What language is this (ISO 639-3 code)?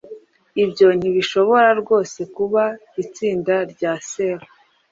kin